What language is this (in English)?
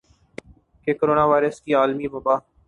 Urdu